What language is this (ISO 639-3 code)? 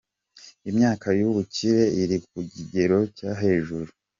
kin